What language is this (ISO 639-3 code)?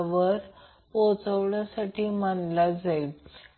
mar